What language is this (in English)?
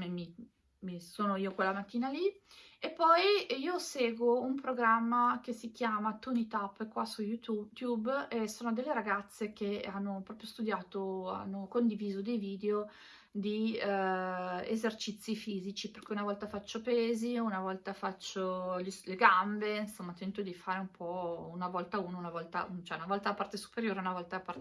Italian